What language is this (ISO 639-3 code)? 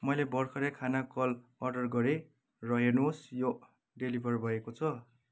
nep